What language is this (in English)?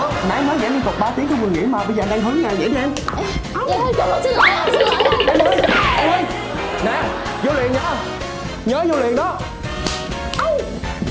Vietnamese